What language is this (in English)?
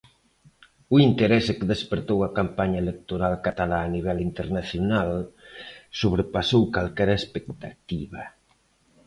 Galician